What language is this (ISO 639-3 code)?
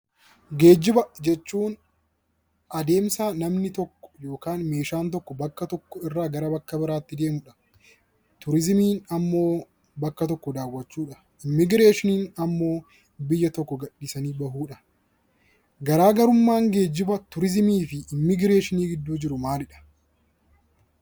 orm